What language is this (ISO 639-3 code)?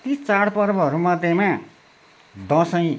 nep